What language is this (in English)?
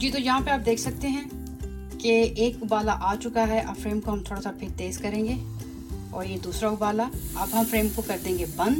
Hindi